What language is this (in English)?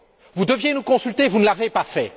French